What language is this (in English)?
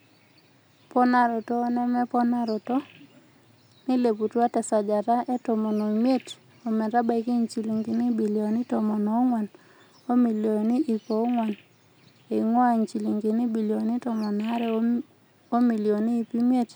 Masai